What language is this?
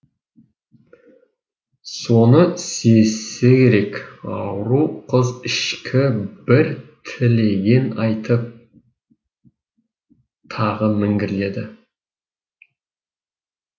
Kazakh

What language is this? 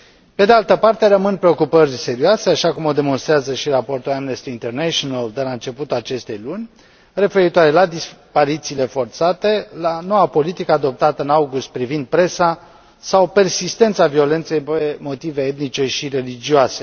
Romanian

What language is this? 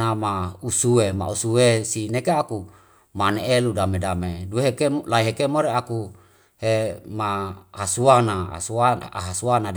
Wemale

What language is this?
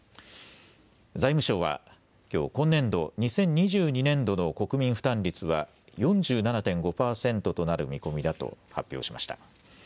Japanese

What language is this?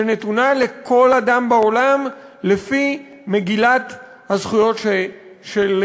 Hebrew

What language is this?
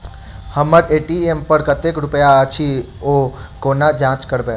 Maithili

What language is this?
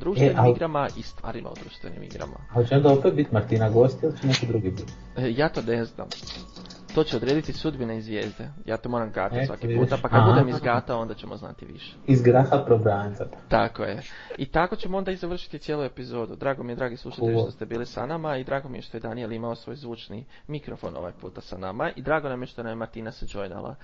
Croatian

